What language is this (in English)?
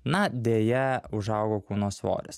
Lithuanian